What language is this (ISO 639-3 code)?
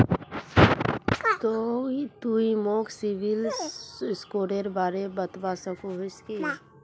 mag